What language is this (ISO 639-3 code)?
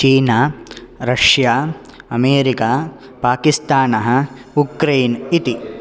san